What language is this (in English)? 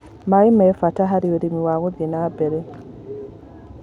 Kikuyu